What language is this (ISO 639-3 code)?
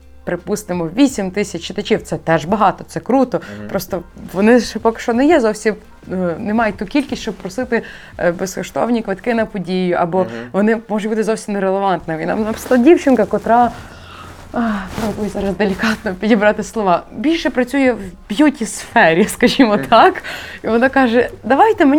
ukr